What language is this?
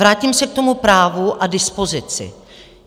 Czech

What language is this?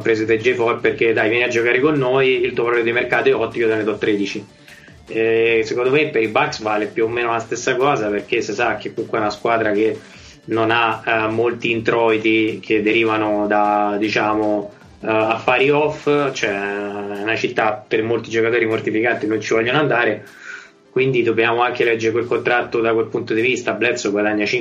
Italian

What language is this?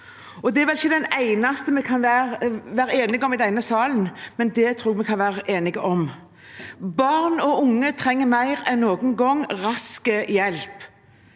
Norwegian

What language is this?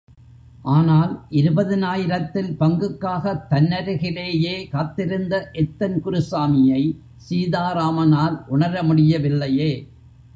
Tamil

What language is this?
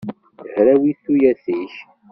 Kabyle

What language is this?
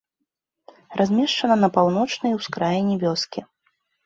Belarusian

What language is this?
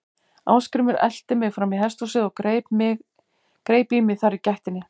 Icelandic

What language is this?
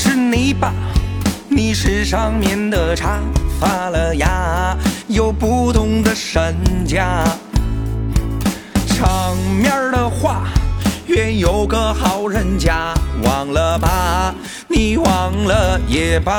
Chinese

